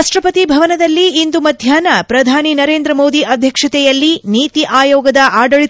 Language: Kannada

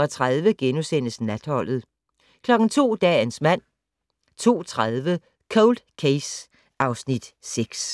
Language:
Danish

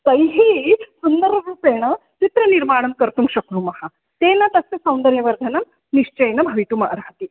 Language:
Sanskrit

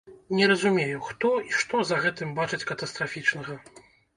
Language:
Belarusian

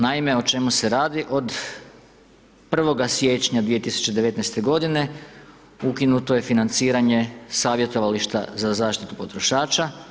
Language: Croatian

